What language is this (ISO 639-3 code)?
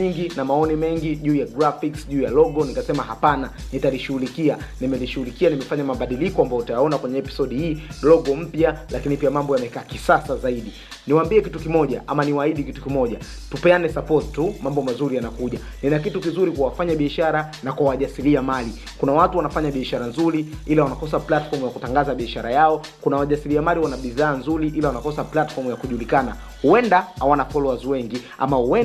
swa